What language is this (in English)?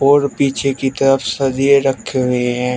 Hindi